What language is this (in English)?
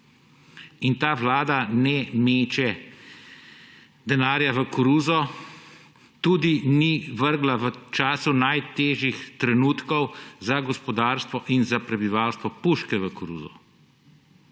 Slovenian